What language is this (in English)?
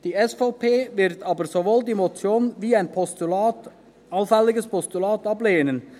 Swiss German